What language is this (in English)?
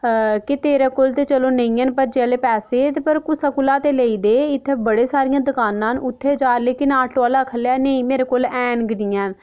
Dogri